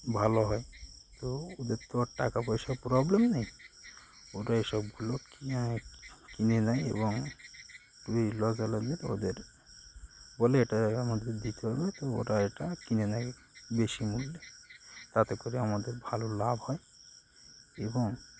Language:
Bangla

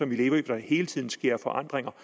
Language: Danish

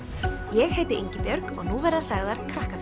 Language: Icelandic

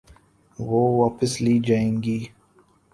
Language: Urdu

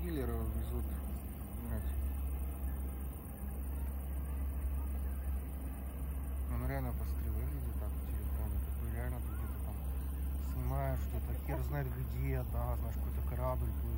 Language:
Russian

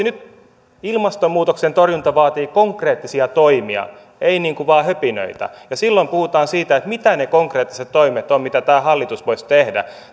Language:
Finnish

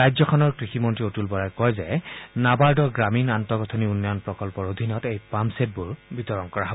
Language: Assamese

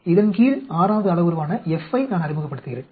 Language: Tamil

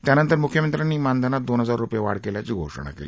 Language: Marathi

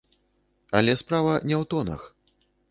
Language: Belarusian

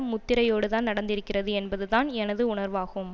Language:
Tamil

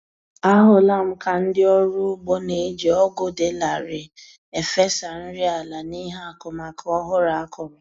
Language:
Igbo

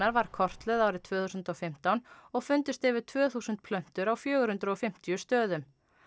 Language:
Icelandic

